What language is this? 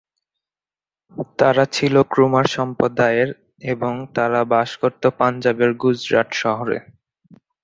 Bangla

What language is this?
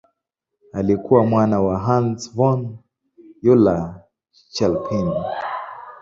Swahili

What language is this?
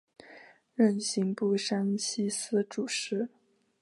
Chinese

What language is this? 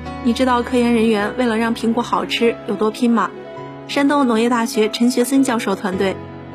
Chinese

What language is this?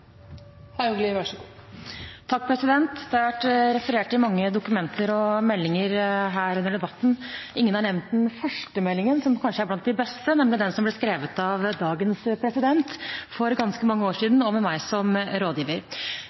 Norwegian Bokmål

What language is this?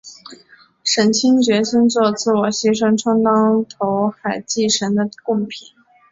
Chinese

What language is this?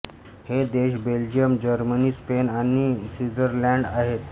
Marathi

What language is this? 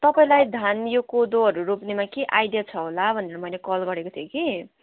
Nepali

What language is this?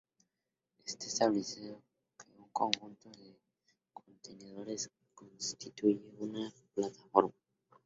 Spanish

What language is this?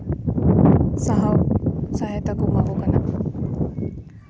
Santali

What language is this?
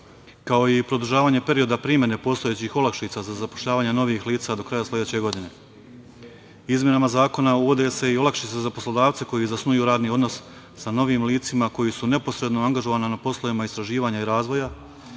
Serbian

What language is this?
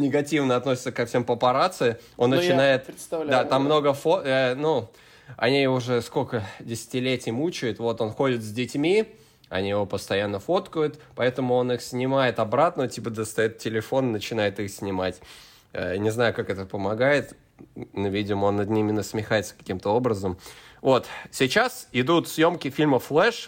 Russian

